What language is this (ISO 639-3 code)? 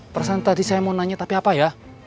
ind